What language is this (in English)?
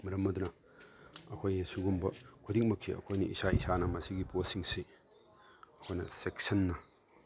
Manipuri